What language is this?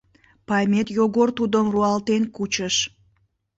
Mari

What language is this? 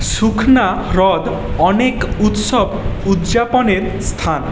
Bangla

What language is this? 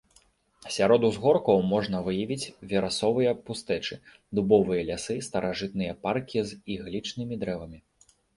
Belarusian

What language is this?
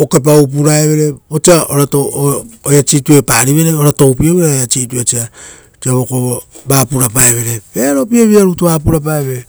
Rotokas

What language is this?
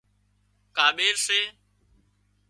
Wadiyara Koli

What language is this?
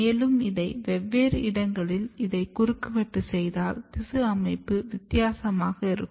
Tamil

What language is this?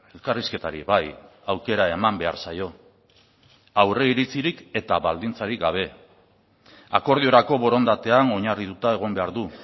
Basque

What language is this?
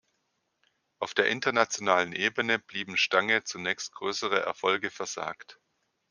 German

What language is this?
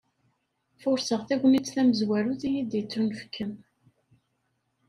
Kabyle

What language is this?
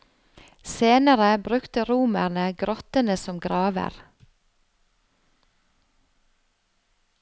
Norwegian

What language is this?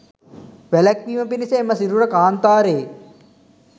Sinhala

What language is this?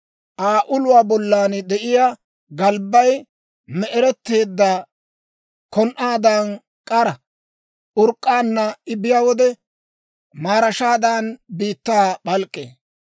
Dawro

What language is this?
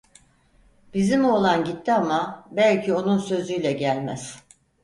Turkish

